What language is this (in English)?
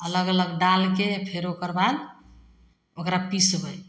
Maithili